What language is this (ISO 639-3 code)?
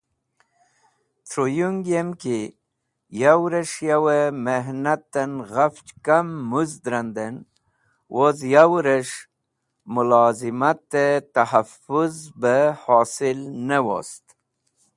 wbl